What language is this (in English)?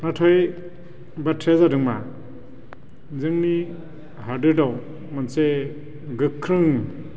Bodo